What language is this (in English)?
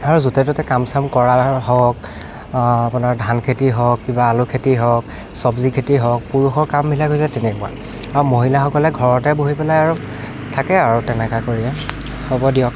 Assamese